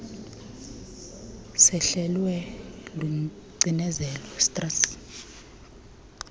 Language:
Xhosa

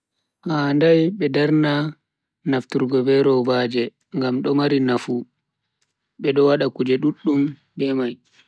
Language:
Bagirmi Fulfulde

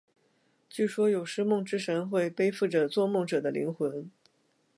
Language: Chinese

